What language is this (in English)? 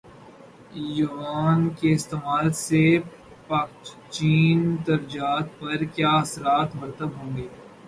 Urdu